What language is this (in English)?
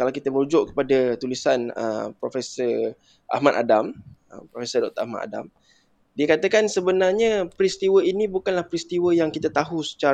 Malay